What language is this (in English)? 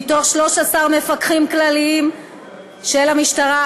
Hebrew